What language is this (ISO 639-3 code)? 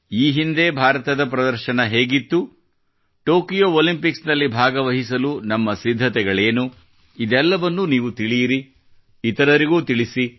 kan